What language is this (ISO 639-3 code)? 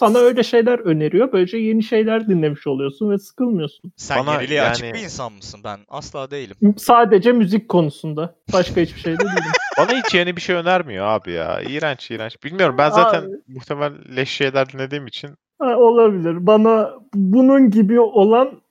tur